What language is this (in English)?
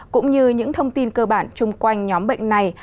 Vietnamese